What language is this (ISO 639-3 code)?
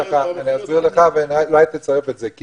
heb